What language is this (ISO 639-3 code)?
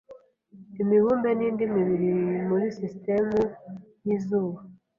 kin